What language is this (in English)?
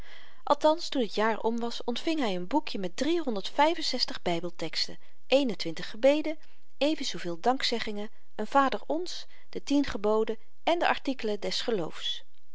Dutch